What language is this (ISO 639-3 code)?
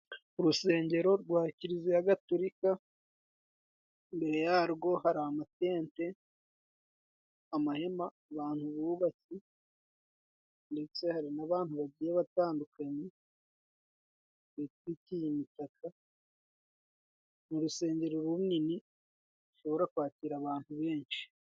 kin